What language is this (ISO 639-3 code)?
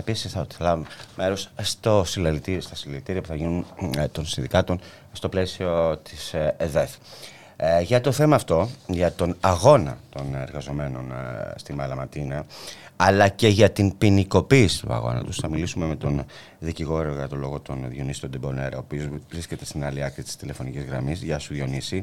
ell